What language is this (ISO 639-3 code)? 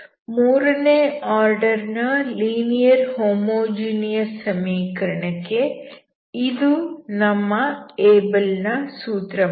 kan